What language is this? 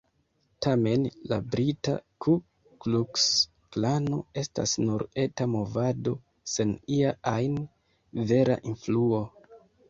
Esperanto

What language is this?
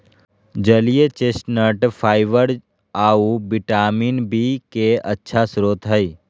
Magahi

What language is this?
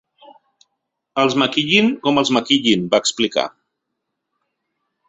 Catalan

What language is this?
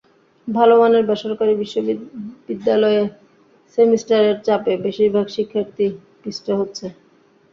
Bangla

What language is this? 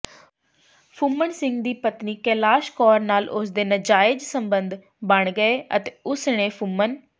Punjabi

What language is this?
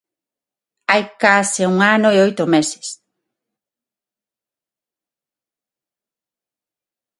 Galician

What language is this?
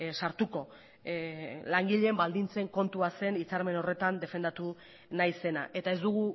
Basque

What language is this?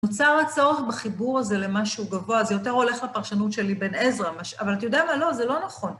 Hebrew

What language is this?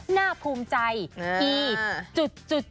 Thai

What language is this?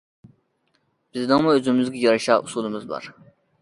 Uyghur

